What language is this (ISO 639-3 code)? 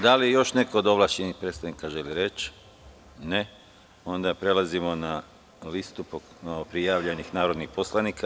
srp